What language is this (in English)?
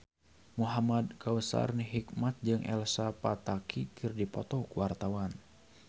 Sundanese